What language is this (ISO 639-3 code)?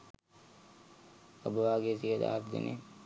sin